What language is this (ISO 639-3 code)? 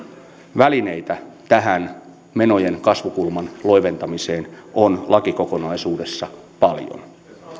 fin